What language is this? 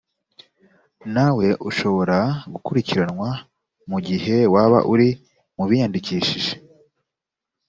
Kinyarwanda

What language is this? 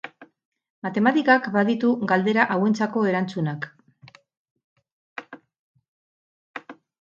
Basque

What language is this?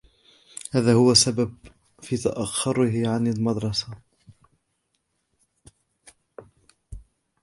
Arabic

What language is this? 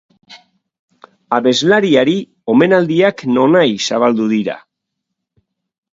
Basque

